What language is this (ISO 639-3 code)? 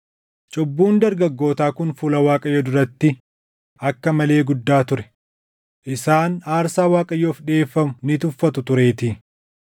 orm